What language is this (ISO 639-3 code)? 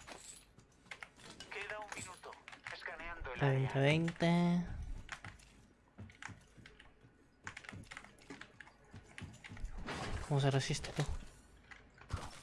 spa